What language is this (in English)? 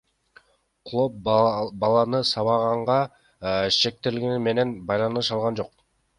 Kyrgyz